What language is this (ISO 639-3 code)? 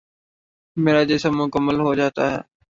urd